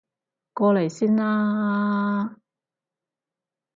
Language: Cantonese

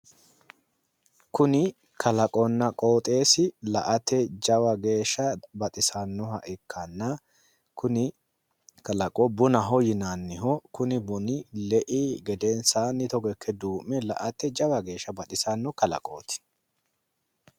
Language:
Sidamo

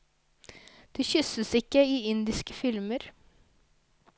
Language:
Norwegian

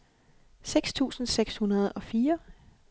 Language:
Danish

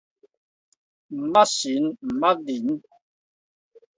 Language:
Min Nan Chinese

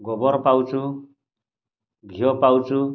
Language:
Odia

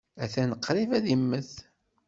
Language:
Kabyle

